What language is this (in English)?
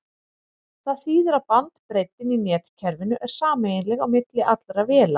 Icelandic